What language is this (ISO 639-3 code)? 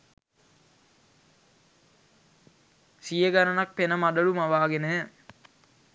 sin